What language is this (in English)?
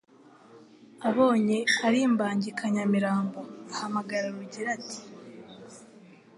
Kinyarwanda